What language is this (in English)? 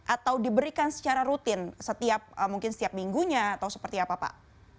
Indonesian